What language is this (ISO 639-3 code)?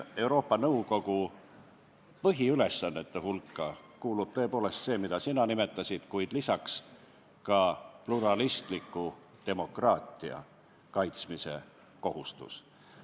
est